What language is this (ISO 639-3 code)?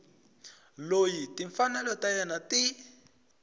tso